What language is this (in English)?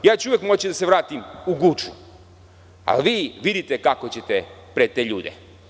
Serbian